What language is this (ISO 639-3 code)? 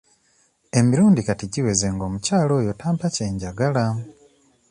lug